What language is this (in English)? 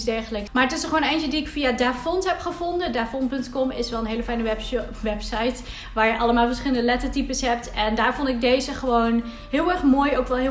Dutch